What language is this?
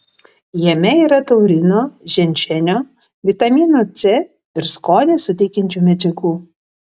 Lithuanian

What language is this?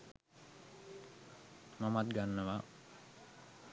Sinhala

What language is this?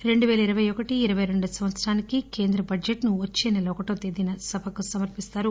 Telugu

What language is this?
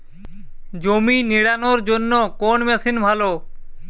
Bangla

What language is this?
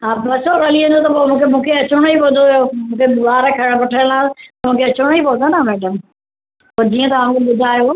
Sindhi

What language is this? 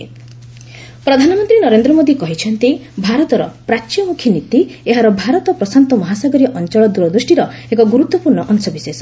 Odia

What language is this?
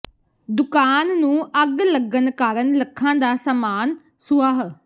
Punjabi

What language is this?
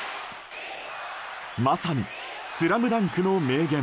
Japanese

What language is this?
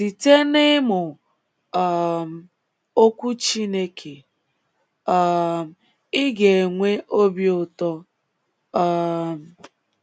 Igbo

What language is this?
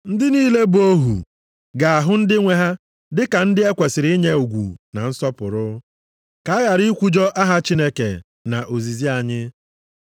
Igbo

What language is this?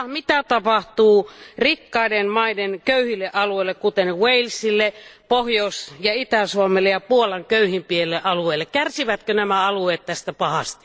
Finnish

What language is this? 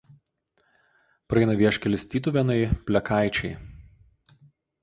Lithuanian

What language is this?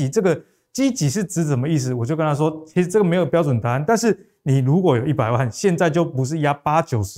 Chinese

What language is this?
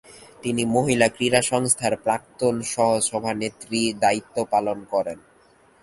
Bangla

